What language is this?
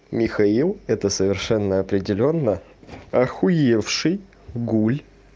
Russian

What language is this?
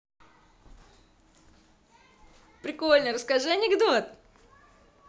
Russian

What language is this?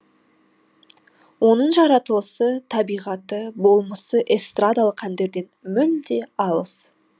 Kazakh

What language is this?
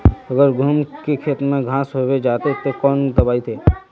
Magahi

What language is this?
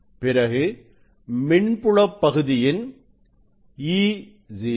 Tamil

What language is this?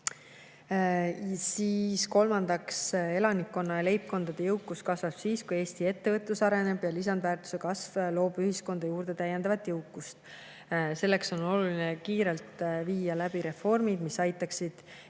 Estonian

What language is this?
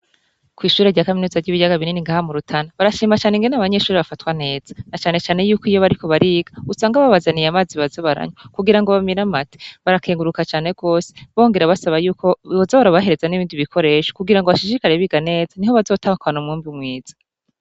Rundi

